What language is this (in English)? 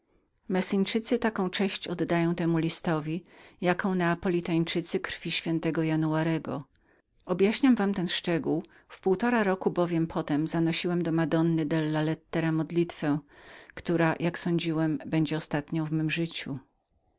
Polish